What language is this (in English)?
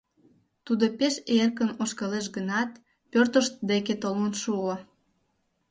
Mari